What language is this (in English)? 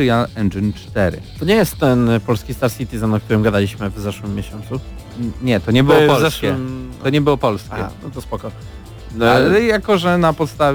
Polish